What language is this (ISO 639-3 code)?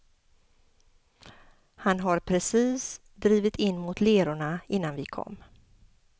swe